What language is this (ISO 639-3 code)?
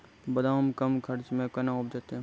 mai